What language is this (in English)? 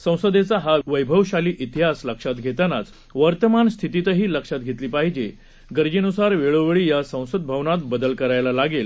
Marathi